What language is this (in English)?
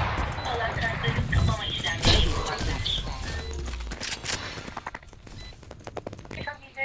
Turkish